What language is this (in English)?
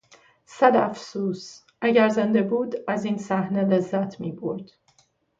Persian